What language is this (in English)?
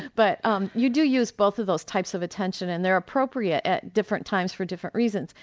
English